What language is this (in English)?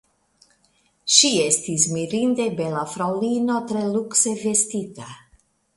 Esperanto